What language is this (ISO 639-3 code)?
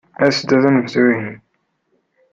kab